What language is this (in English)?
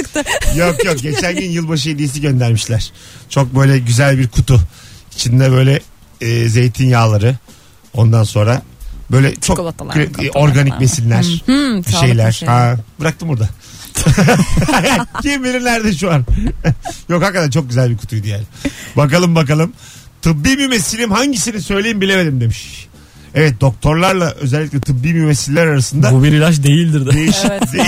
Turkish